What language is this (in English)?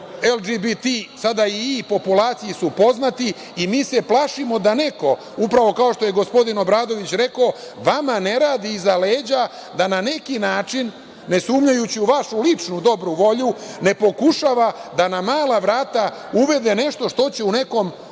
Serbian